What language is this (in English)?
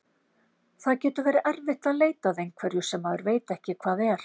Icelandic